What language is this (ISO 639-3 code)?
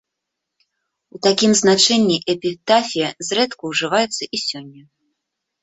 bel